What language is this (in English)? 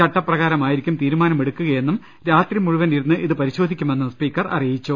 Malayalam